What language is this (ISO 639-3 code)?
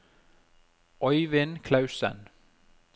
nor